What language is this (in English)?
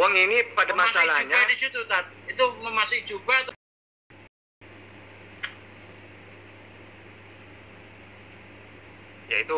Indonesian